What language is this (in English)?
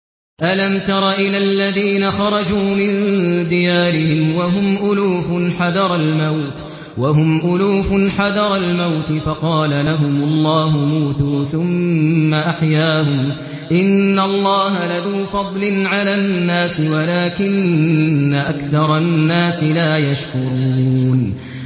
Arabic